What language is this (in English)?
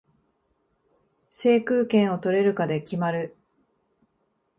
Japanese